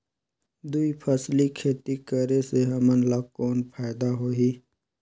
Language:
Chhattisgarhi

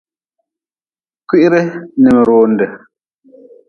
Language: Nawdm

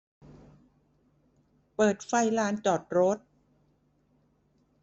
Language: Thai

